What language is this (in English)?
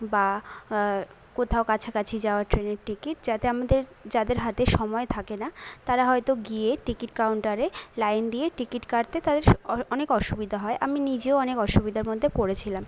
Bangla